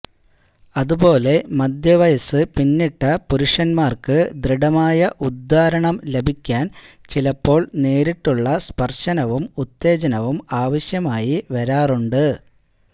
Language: Malayalam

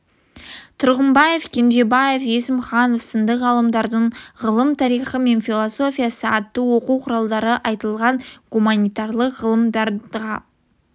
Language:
Kazakh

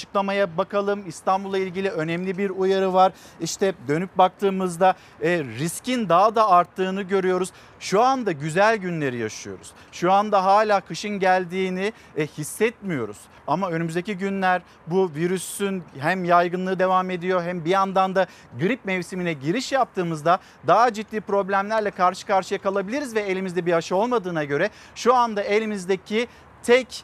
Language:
Turkish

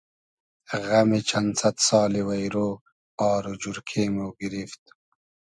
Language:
Hazaragi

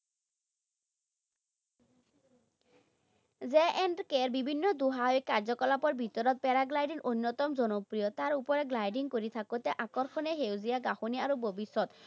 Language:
Assamese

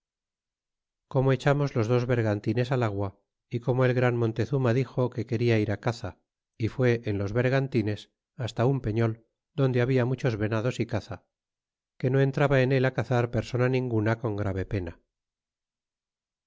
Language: Spanish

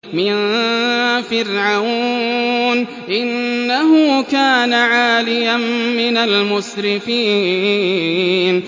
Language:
Arabic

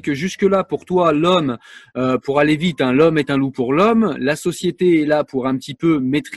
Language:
French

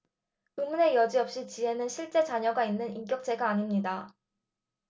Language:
Korean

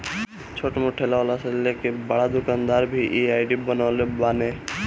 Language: Bhojpuri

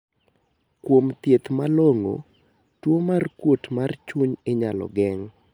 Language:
Luo (Kenya and Tanzania)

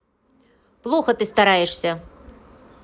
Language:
Russian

